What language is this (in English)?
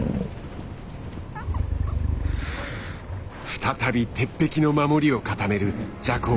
Japanese